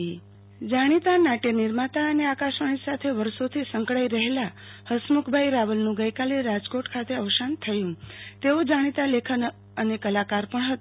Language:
Gujarati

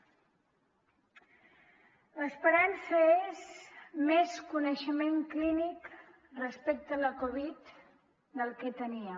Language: Catalan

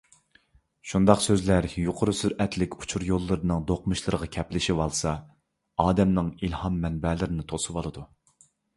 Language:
Uyghur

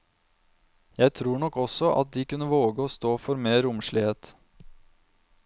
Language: Norwegian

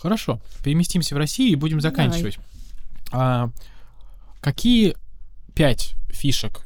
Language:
Russian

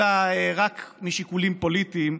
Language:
Hebrew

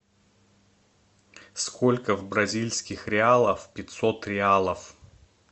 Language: Russian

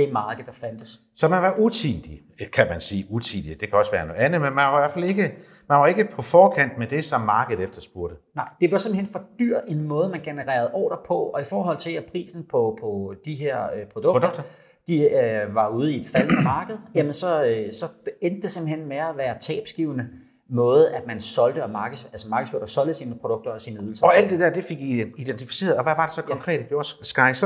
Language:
Danish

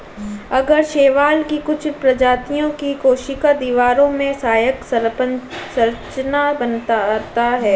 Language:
Hindi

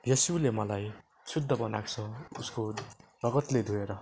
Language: Nepali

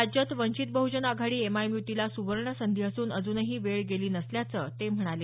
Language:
Marathi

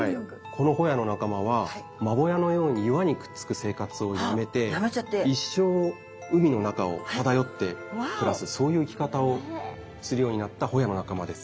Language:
Japanese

